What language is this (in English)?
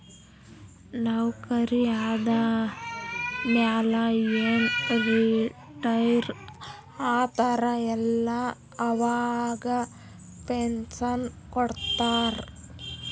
Kannada